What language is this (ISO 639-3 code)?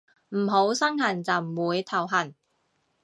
yue